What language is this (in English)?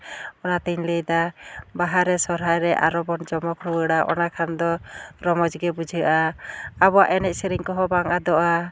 Santali